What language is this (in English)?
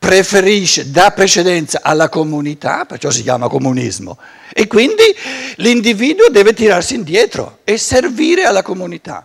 Italian